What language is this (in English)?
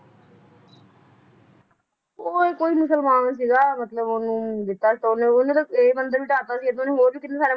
Punjabi